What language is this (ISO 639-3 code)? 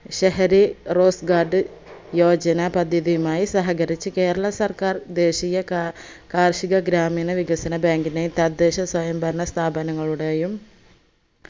mal